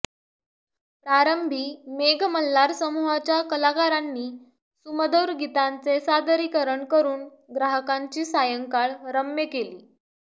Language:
Marathi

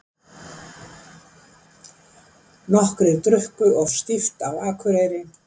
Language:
Icelandic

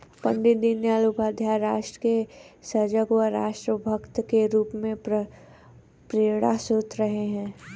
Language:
Hindi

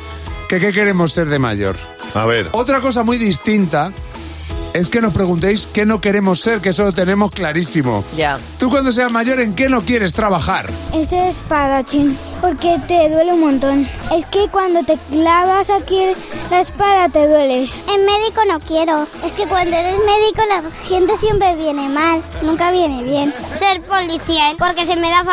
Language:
Spanish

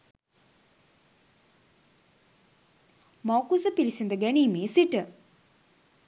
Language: Sinhala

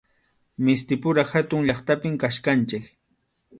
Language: Arequipa-La Unión Quechua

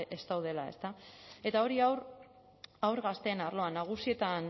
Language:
Basque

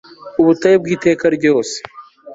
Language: Kinyarwanda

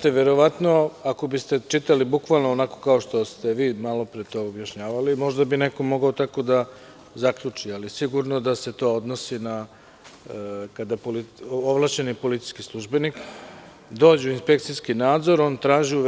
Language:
Serbian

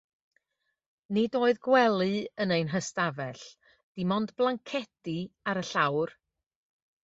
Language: Welsh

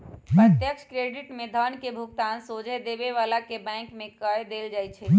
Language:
Magahi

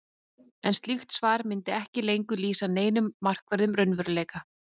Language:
Icelandic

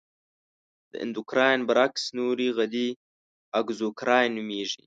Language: Pashto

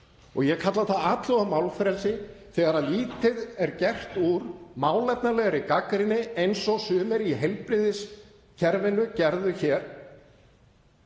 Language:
Icelandic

